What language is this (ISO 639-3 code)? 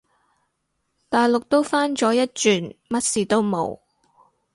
yue